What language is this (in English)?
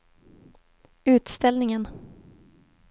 Swedish